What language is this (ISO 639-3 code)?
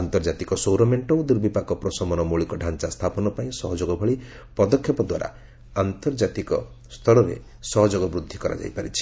ori